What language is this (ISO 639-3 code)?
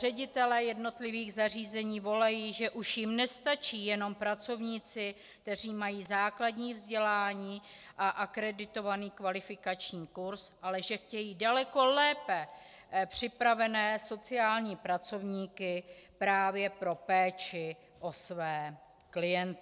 ces